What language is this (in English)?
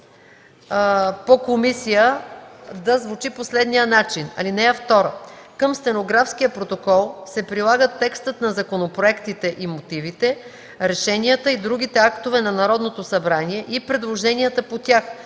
Bulgarian